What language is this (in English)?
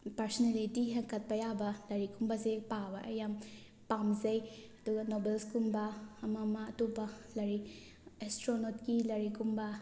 Manipuri